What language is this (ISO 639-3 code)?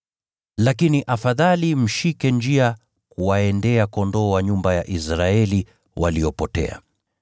swa